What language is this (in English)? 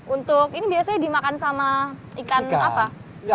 Indonesian